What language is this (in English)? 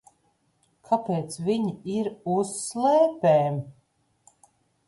Latvian